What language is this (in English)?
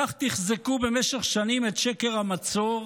Hebrew